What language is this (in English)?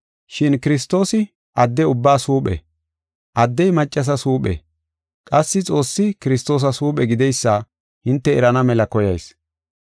Gofa